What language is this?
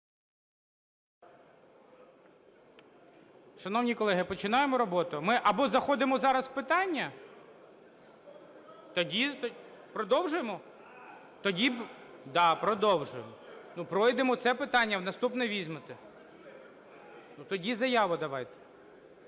Ukrainian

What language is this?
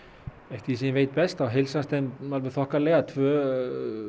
Icelandic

